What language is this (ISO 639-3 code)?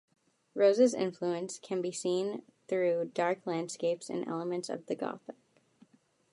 eng